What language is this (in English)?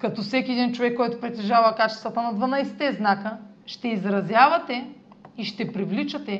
Bulgarian